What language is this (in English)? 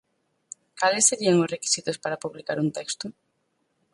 Galician